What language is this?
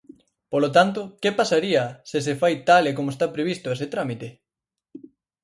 Galician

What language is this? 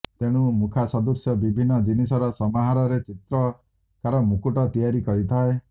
Odia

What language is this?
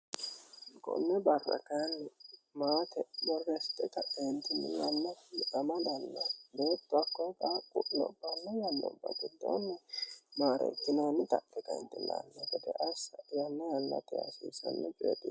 Sidamo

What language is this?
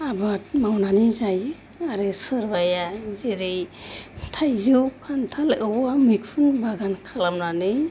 Bodo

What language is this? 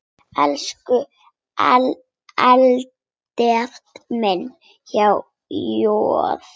Icelandic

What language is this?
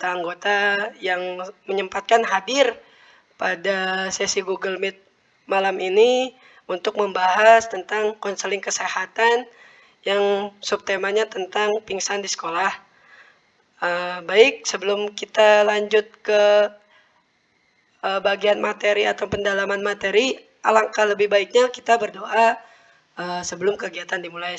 Indonesian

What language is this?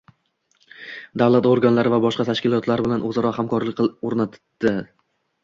Uzbek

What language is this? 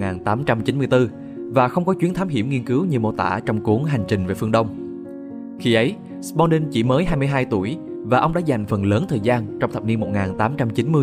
Vietnamese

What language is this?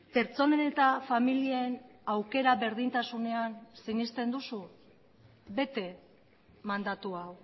Basque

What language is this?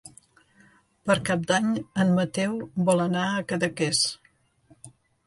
Catalan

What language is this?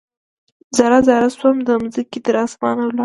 Pashto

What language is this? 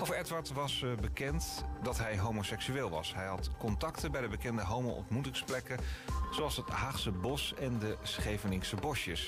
Dutch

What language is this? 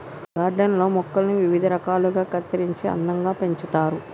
Telugu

